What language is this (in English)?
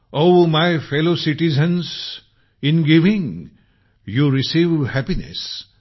Marathi